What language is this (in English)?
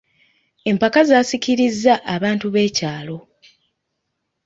Ganda